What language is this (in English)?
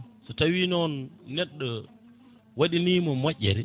Fula